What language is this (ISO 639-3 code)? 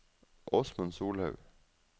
nor